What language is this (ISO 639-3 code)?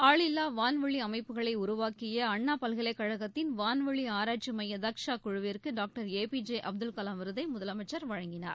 tam